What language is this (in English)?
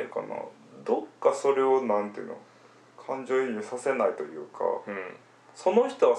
Japanese